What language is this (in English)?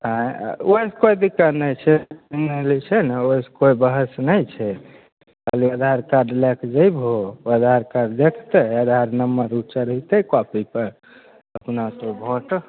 Maithili